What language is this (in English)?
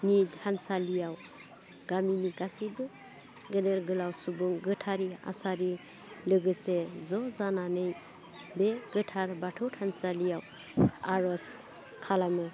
Bodo